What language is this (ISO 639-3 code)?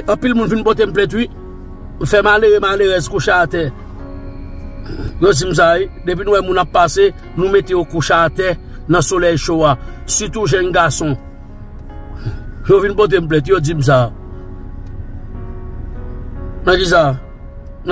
fra